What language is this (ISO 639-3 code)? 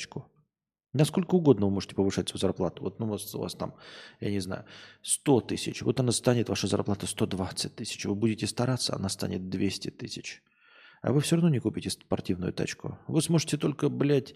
rus